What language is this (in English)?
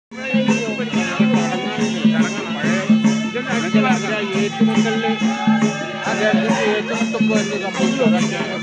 Thai